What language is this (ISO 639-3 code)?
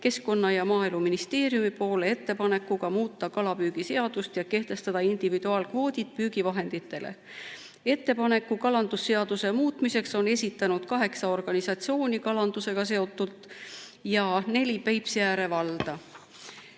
est